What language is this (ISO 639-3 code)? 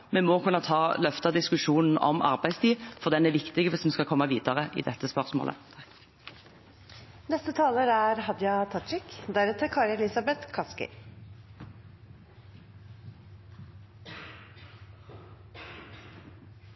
nob